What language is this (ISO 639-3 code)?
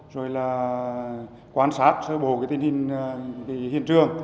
vie